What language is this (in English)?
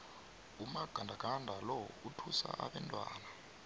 South Ndebele